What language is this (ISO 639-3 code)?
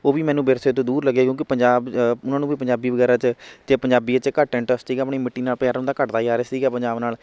pan